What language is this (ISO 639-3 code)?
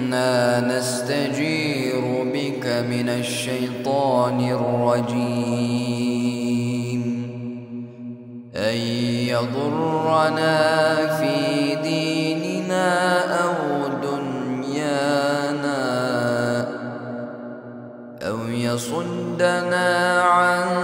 ara